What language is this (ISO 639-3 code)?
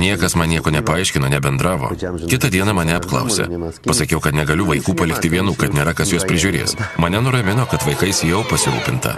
lit